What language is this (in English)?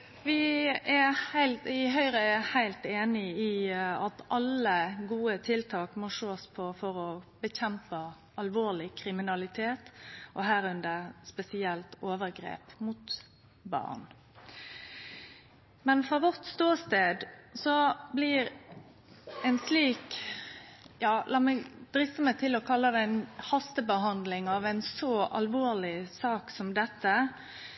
Norwegian